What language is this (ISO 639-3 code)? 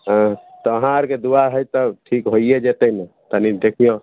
mai